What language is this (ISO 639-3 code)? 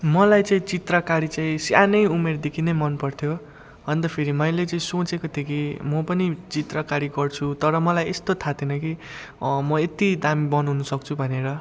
nep